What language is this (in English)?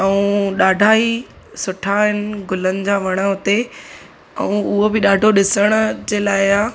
Sindhi